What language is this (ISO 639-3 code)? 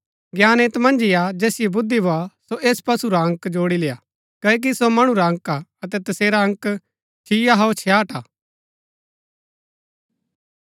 gbk